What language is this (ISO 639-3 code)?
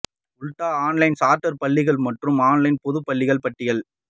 tam